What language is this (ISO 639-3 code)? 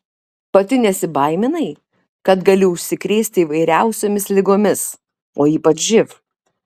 lit